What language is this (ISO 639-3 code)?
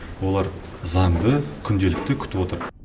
kaz